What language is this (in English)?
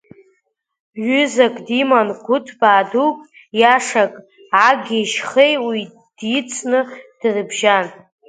Abkhazian